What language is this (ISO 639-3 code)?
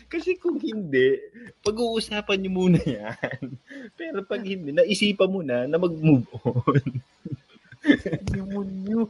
fil